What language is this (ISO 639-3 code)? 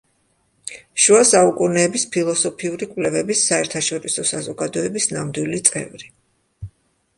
kat